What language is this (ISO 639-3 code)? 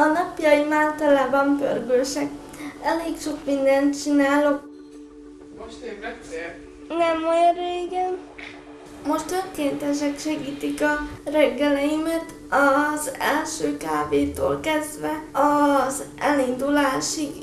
hun